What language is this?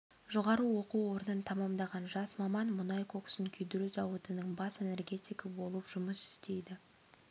Kazakh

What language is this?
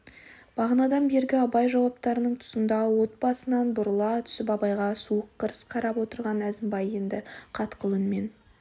Kazakh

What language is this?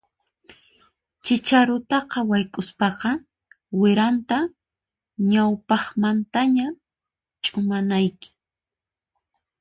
Puno Quechua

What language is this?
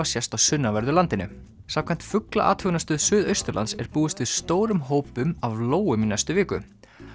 Icelandic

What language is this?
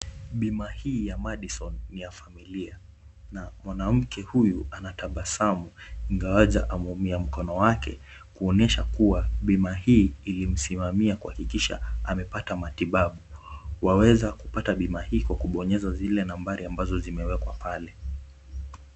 Swahili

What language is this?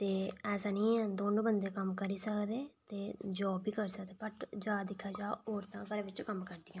Dogri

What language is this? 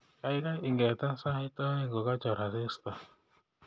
Kalenjin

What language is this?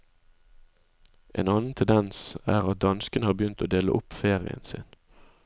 Norwegian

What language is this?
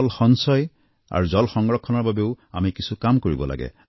Assamese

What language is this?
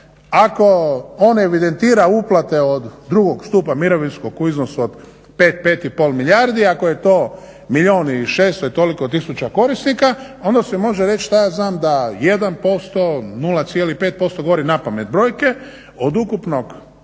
Croatian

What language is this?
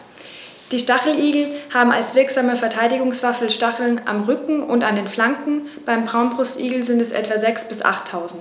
German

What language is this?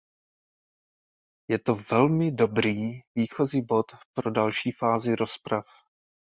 Czech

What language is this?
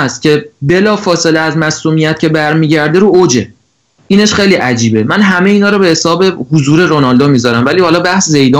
Persian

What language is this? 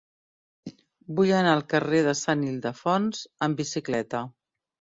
Catalan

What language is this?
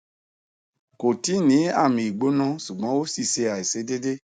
Yoruba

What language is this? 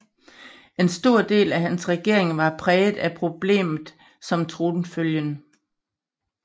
Danish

